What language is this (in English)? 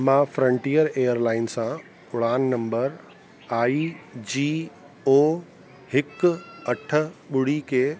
Sindhi